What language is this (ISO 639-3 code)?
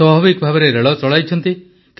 ori